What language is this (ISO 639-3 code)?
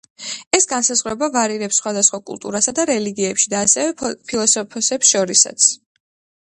kat